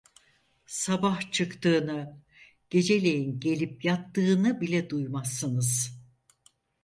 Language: Turkish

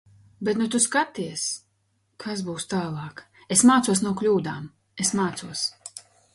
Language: Latvian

